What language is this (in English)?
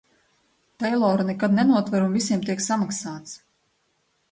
Latvian